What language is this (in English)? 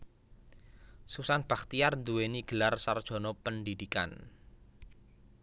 Javanese